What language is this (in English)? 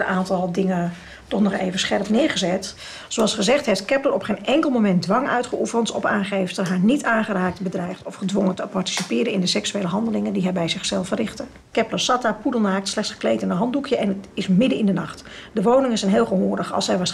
Dutch